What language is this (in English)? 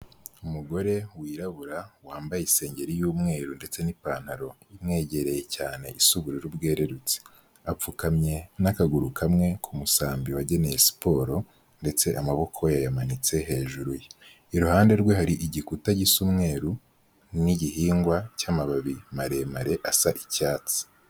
Kinyarwanda